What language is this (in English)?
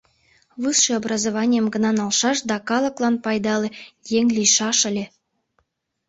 Mari